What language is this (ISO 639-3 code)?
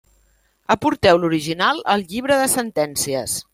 cat